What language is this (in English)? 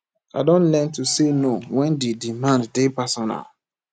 Nigerian Pidgin